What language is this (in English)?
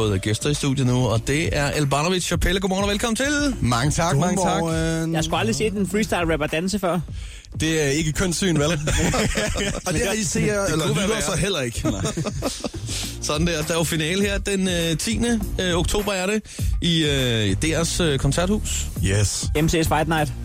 Danish